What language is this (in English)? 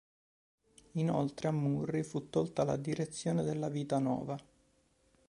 Italian